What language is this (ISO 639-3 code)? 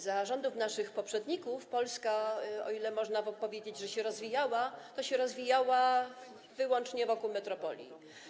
pol